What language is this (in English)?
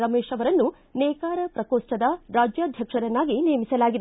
Kannada